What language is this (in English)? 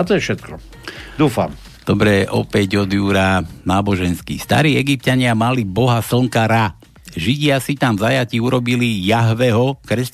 Slovak